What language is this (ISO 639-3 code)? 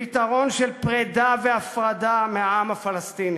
heb